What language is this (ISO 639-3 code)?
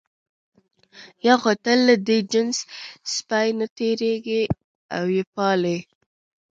pus